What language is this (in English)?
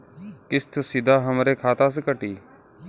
Bhojpuri